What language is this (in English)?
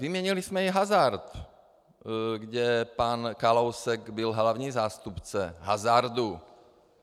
Czech